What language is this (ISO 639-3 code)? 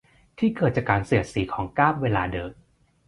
tha